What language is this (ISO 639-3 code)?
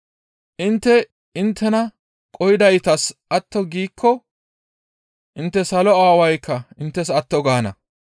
gmv